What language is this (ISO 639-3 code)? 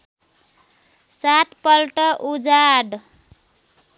nep